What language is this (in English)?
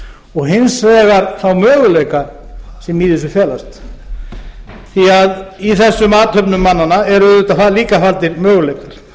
Icelandic